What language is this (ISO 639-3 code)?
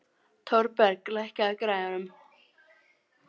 isl